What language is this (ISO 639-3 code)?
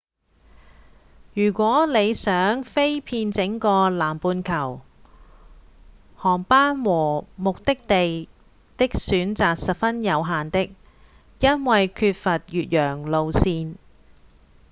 yue